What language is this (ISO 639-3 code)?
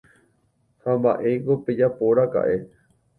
grn